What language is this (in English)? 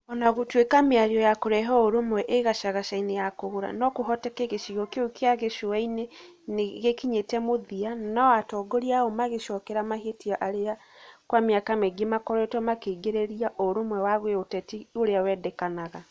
Kikuyu